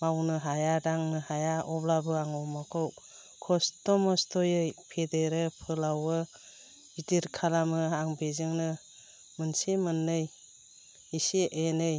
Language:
Bodo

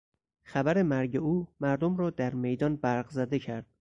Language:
Persian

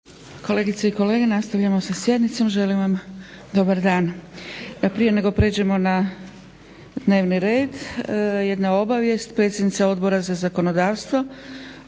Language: Croatian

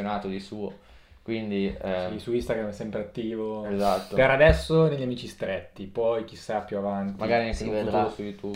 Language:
Italian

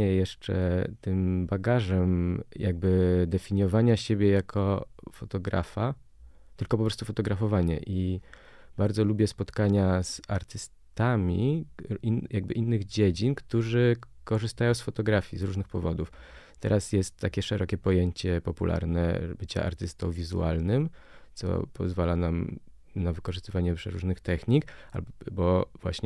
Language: Polish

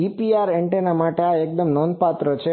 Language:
Gujarati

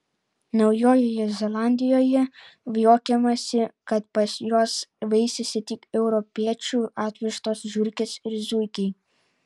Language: Lithuanian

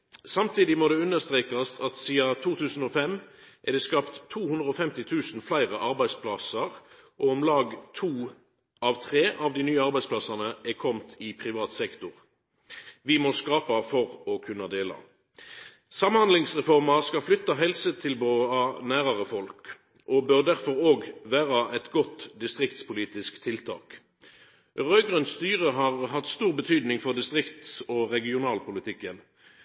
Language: Norwegian Nynorsk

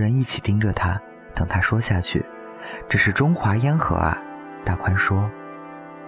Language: Chinese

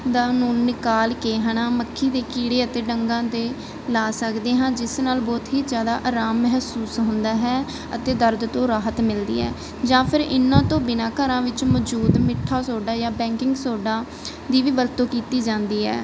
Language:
Punjabi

